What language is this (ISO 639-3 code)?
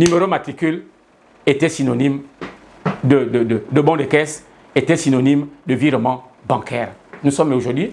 fra